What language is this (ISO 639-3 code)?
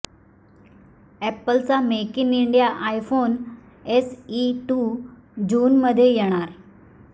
mar